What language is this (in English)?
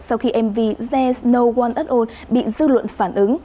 Vietnamese